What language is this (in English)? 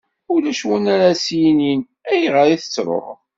Kabyle